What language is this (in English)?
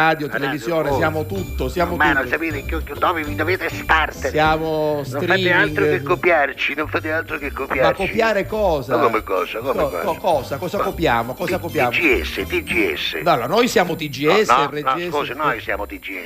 Italian